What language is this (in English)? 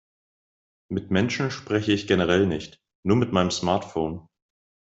German